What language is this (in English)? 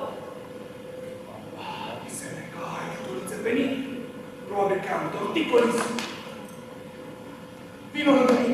Romanian